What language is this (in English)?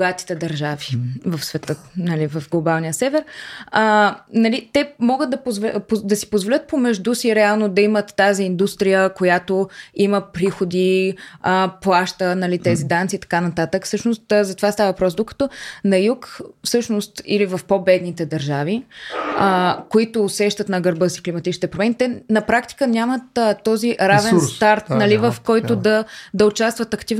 Bulgarian